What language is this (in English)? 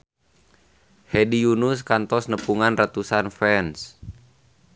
Sundanese